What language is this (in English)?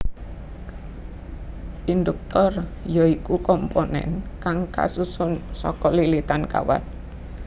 Javanese